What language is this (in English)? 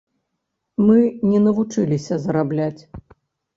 Belarusian